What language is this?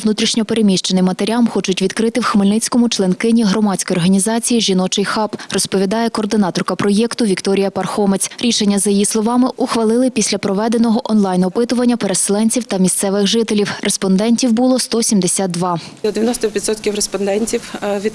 Ukrainian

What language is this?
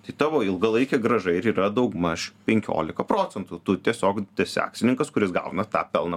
Lithuanian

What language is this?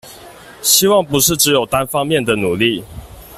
Chinese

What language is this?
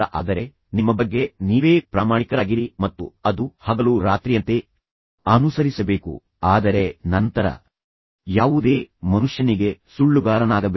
Kannada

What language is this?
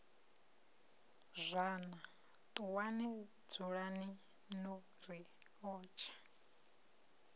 Venda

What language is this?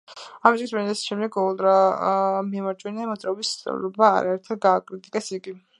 Georgian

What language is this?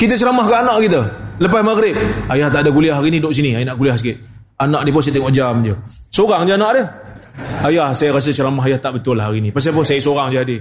Malay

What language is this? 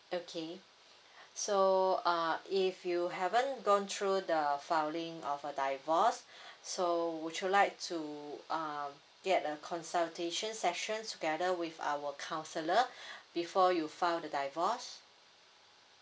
English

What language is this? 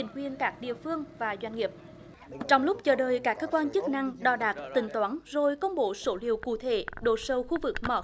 Vietnamese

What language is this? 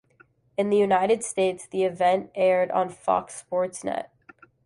English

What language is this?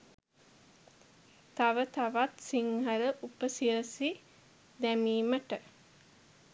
Sinhala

